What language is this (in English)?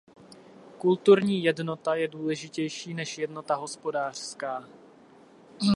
Czech